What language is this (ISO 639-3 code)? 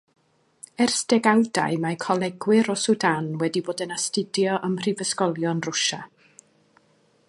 cym